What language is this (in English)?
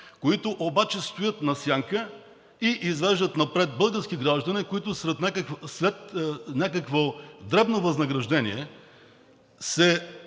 Bulgarian